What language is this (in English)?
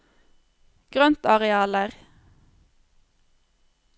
Norwegian